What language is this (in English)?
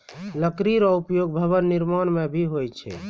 Maithili